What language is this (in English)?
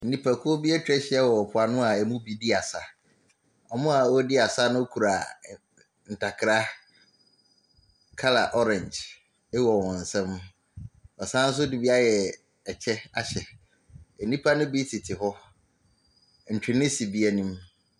Akan